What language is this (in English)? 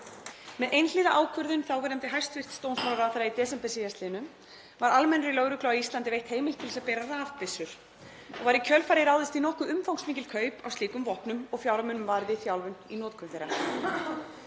Icelandic